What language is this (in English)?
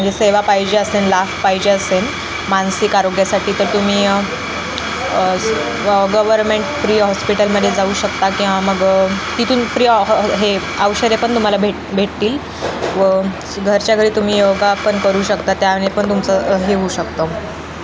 Marathi